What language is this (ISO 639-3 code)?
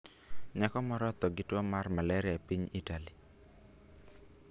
luo